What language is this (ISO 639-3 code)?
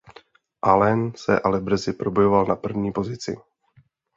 ces